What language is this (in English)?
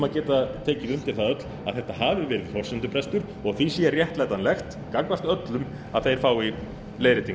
Icelandic